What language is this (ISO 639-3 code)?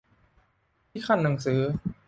tha